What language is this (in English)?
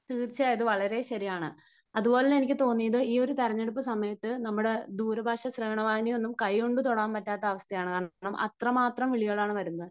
Malayalam